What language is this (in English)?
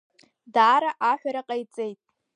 Abkhazian